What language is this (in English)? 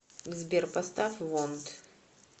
Russian